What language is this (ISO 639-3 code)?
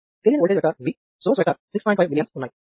tel